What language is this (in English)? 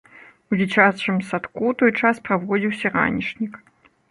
Belarusian